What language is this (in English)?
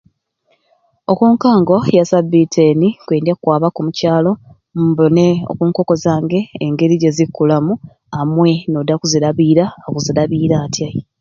Ruuli